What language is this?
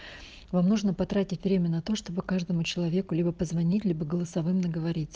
Russian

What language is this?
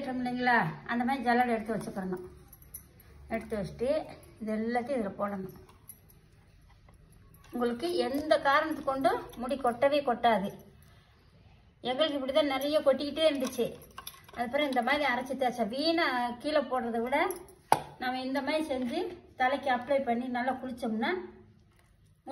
Arabic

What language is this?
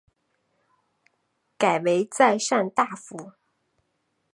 Chinese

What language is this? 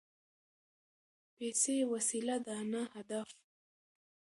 Pashto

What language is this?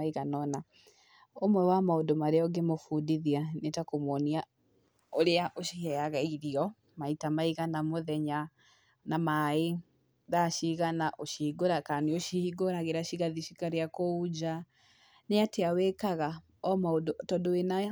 Kikuyu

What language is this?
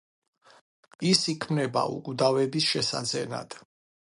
Georgian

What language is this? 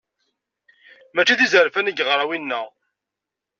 Kabyle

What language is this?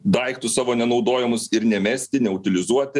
Lithuanian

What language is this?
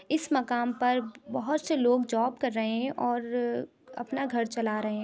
Urdu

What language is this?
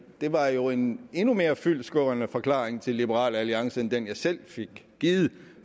Danish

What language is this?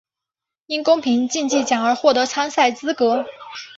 Chinese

